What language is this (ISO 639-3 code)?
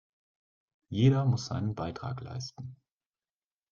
deu